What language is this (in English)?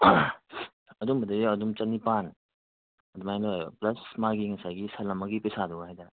Manipuri